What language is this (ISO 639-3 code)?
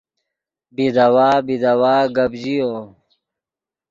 ydg